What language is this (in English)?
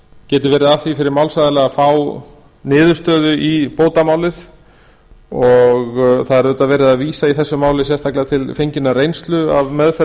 Icelandic